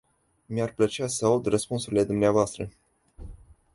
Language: Romanian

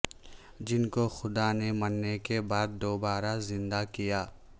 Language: Urdu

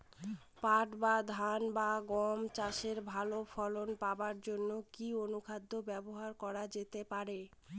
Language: Bangla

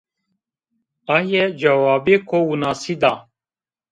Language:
Zaza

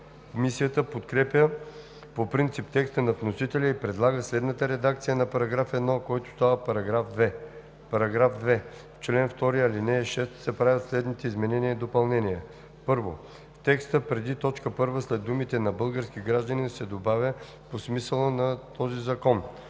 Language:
Bulgarian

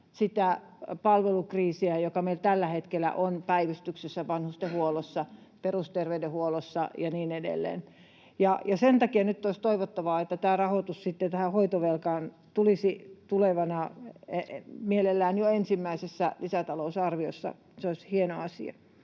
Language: Finnish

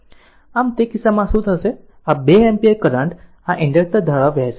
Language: Gujarati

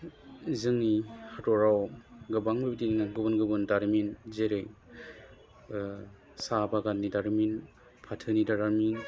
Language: Bodo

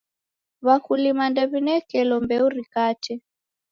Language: Taita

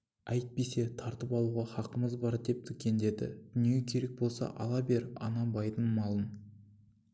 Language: Kazakh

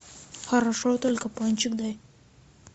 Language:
Russian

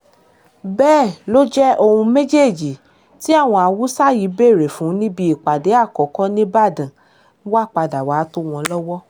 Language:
Yoruba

